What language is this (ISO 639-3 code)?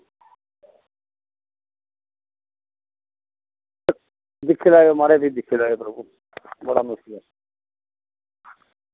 doi